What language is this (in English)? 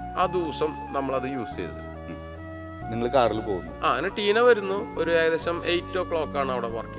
Malayalam